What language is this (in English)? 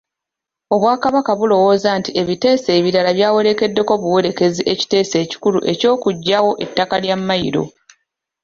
Ganda